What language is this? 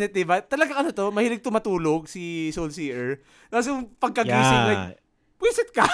Filipino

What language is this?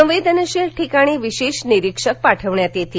Marathi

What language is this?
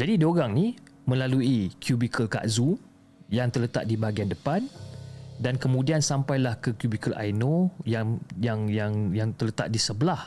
Malay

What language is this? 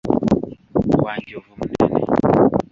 Ganda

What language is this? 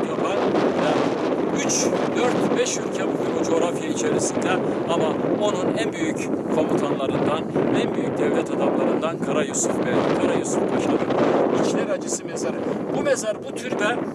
Turkish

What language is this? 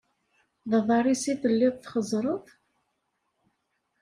Kabyle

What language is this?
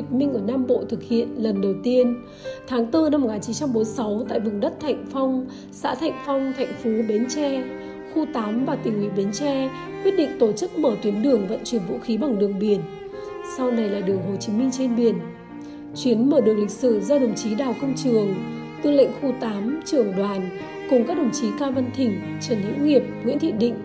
Vietnamese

